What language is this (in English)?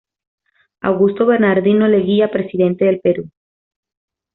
Spanish